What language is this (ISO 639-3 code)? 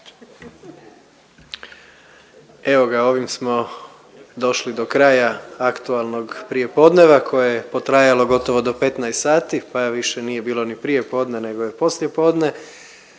hrv